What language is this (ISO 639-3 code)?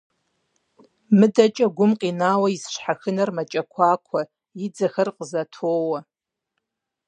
kbd